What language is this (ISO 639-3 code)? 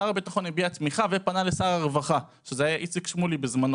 heb